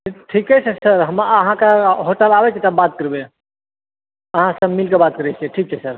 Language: Maithili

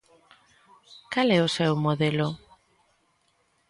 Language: Galician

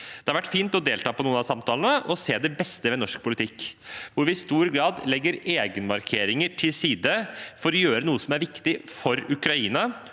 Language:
Norwegian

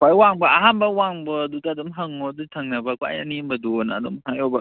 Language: Manipuri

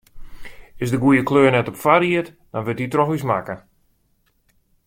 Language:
Western Frisian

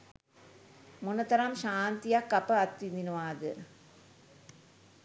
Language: Sinhala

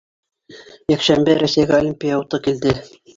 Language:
Bashkir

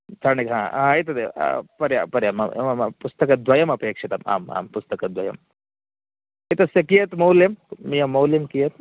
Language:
Sanskrit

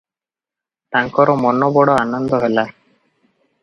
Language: Odia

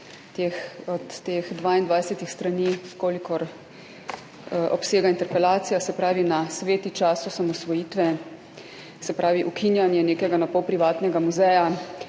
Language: Slovenian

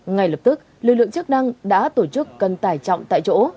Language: Vietnamese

